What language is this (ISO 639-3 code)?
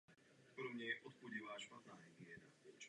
ces